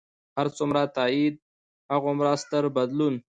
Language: Pashto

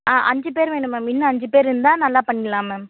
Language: Tamil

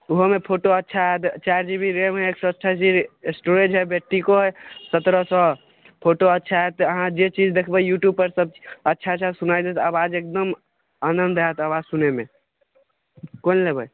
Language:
Maithili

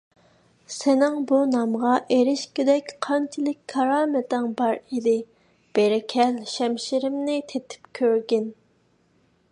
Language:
Uyghur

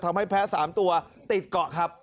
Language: Thai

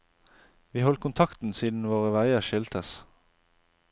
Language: Norwegian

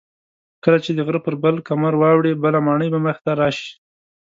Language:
Pashto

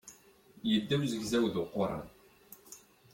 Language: Kabyle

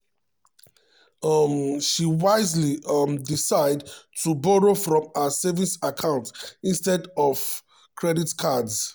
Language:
Nigerian Pidgin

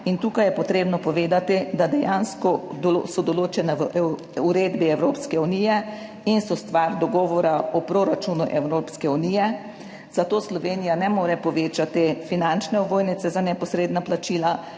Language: Slovenian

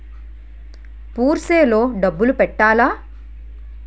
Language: Telugu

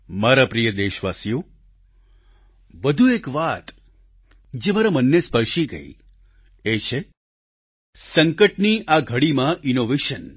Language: Gujarati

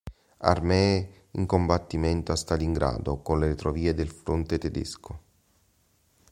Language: Italian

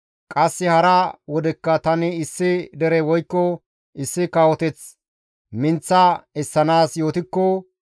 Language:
Gamo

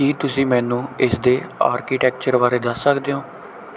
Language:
Punjabi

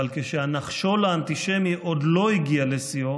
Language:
Hebrew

